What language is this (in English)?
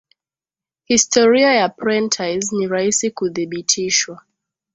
Swahili